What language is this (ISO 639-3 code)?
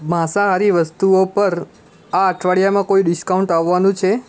guj